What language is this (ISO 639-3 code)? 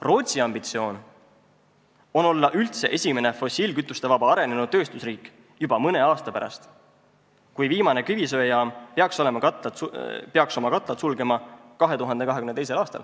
est